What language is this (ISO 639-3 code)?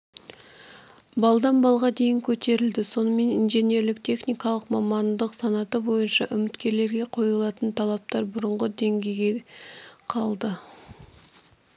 kaz